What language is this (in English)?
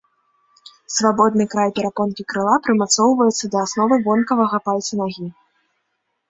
Belarusian